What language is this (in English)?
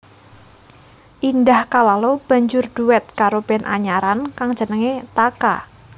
Javanese